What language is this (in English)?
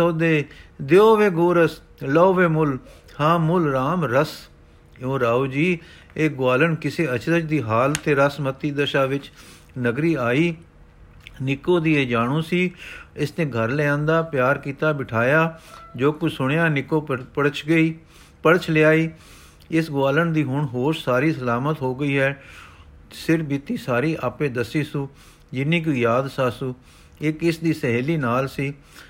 Punjabi